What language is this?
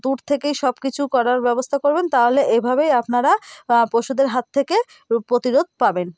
Bangla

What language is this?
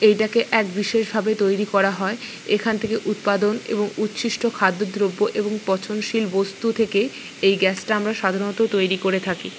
Bangla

